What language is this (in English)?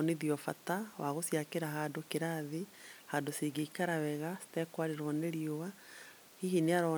Kikuyu